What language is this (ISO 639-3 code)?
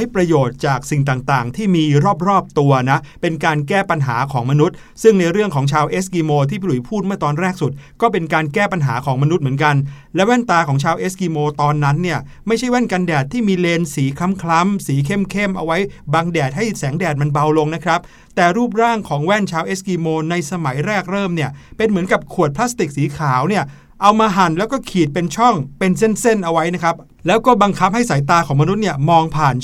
tha